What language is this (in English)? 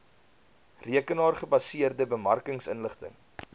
Afrikaans